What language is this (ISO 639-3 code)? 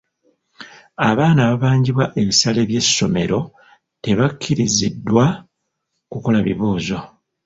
lug